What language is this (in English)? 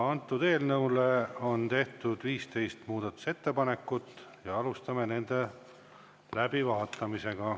Estonian